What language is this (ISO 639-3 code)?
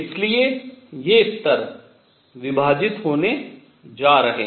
hin